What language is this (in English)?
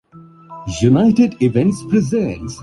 Urdu